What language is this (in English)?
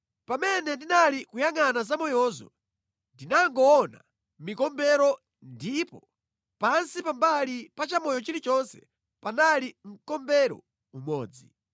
Nyanja